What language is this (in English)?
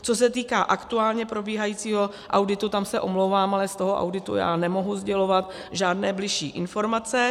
Czech